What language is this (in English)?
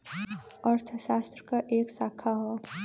Bhojpuri